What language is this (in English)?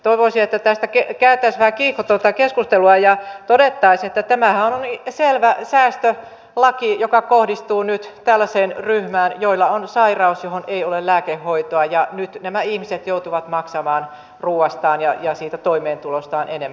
Finnish